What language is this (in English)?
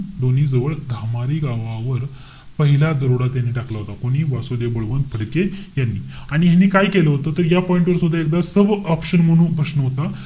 Marathi